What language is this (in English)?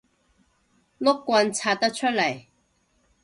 Cantonese